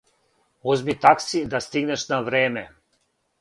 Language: Serbian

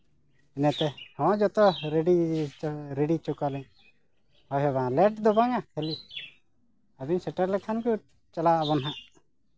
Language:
Santali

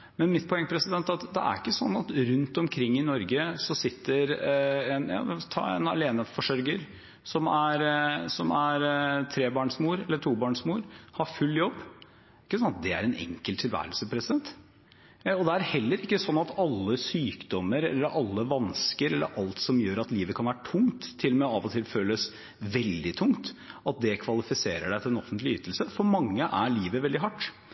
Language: Norwegian Bokmål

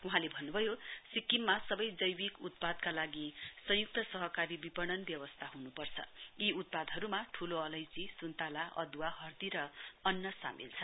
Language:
Nepali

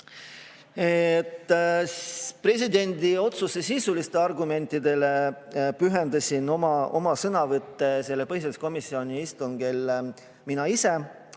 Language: Estonian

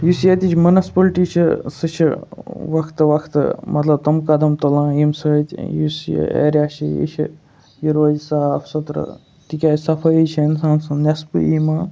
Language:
Kashmiri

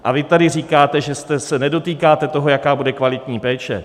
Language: Czech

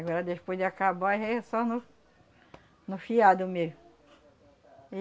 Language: Portuguese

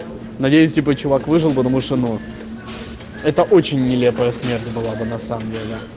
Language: Russian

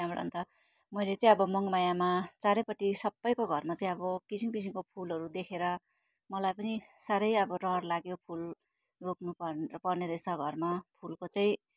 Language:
Nepali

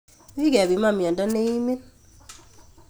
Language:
Kalenjin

